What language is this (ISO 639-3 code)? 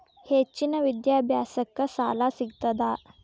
kan